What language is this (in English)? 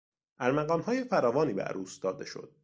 Persian